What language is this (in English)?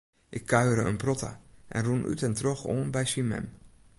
Western Frisian